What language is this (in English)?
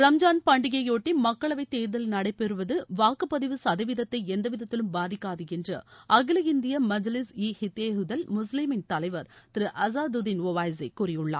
Tamil